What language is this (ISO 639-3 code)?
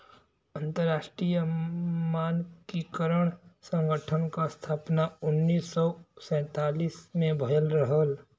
bho